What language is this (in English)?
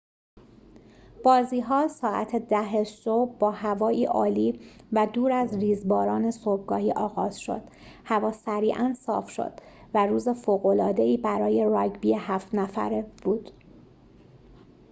Persian